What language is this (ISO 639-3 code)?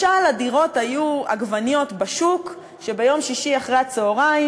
heb